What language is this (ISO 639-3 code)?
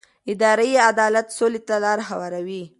pus